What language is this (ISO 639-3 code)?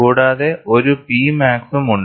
mal